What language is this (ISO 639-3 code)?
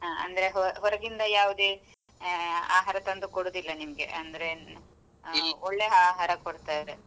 kan